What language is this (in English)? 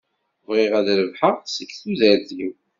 Kabyle